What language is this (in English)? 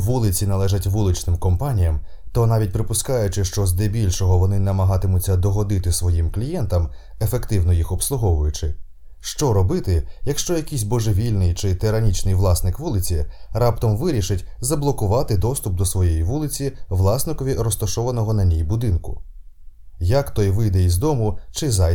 Ukrainian